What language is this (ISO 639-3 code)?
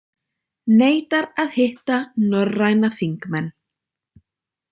isl